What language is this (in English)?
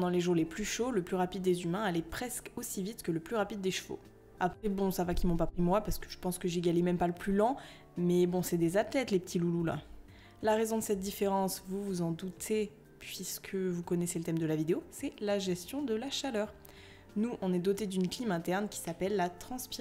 French